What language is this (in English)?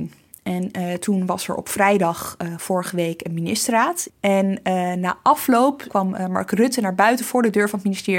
Dutch